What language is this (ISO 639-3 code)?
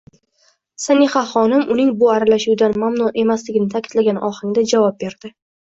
uzb